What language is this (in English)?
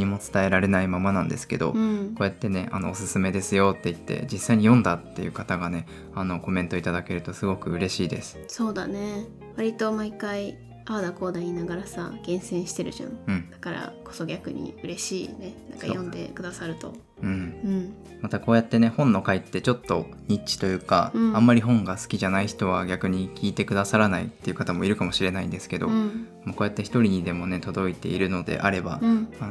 Japanese